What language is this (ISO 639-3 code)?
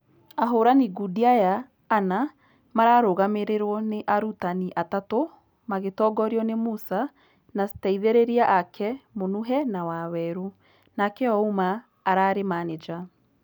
kik